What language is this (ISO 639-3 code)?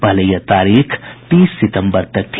hin